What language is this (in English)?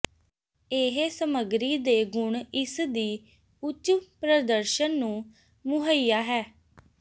Punjabi